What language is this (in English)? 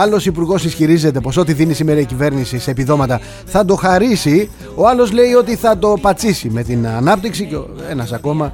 Greek